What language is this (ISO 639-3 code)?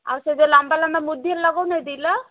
ori